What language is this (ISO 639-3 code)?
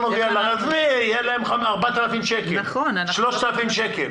heb